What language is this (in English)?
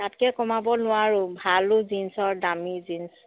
Assamese